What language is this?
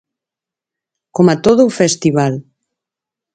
Galician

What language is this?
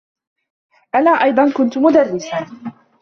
Arabic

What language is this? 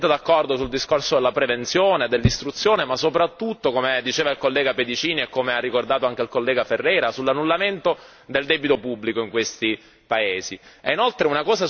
Italian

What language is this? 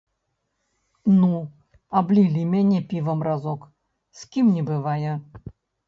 Belarusian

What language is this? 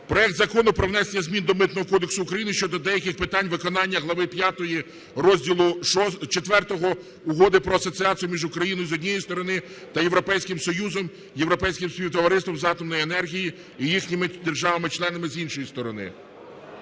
Ukrainian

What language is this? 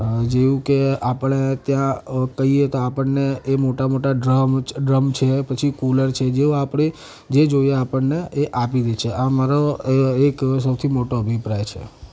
Gujarati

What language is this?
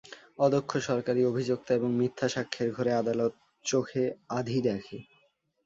Bangla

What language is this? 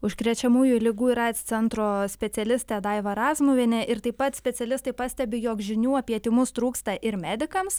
Lithuanian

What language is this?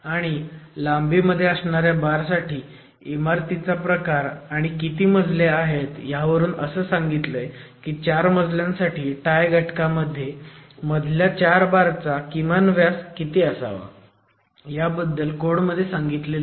Marathi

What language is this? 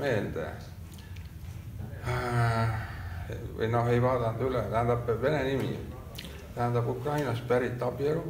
Finnish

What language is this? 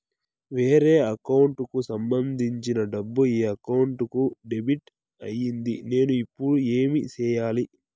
Telugu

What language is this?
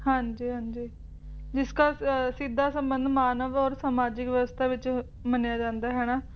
Punjabi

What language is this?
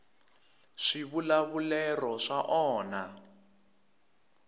Tsonga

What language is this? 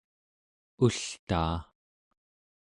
Central Yupik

